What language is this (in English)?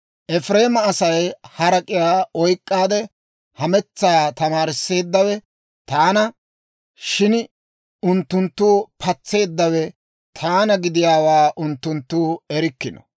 Dawro